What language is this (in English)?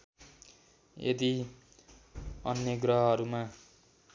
Nepali